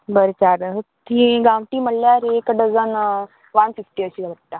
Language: Konkani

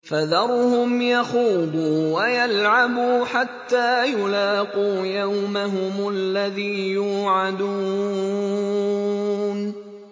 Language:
Arabic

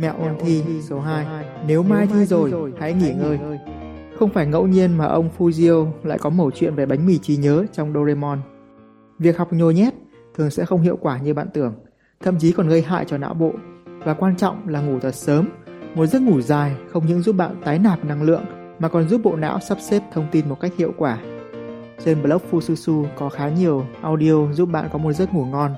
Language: Vietnamese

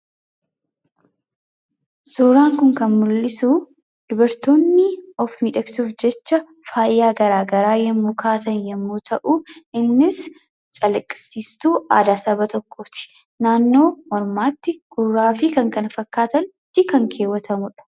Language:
Oromo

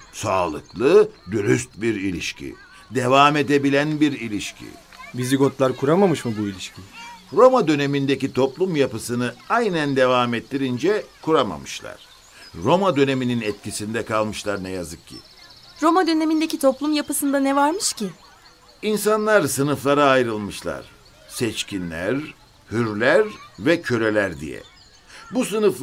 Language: Turkish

